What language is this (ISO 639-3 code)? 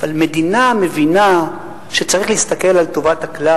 heb